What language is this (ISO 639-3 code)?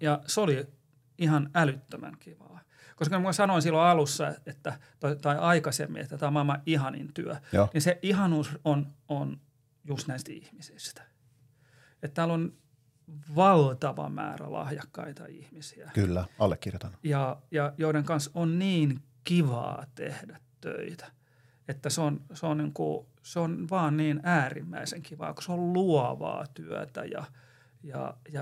fin